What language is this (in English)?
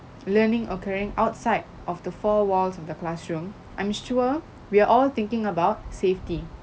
English